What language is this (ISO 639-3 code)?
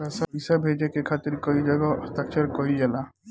bho